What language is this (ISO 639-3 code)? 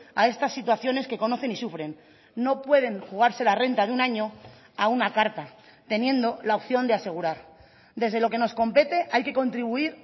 spa